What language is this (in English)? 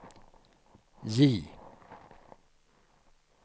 Swedish